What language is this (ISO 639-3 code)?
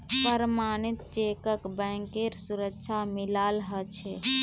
mag